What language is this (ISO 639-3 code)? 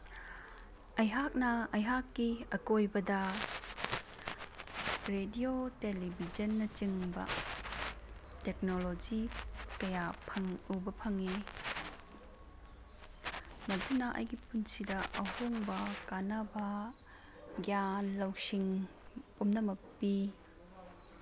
mni